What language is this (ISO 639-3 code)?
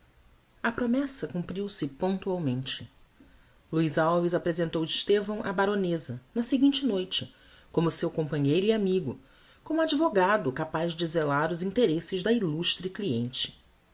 por